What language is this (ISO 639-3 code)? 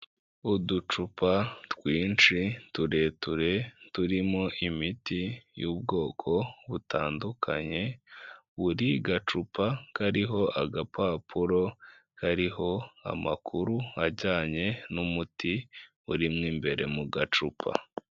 kin